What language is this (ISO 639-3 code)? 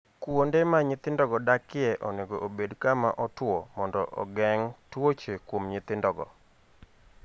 luo